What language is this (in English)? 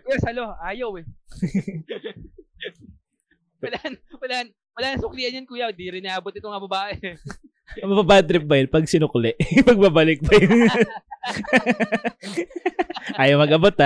Filipino